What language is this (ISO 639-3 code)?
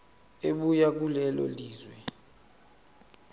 zul